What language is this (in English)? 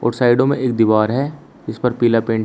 Hindi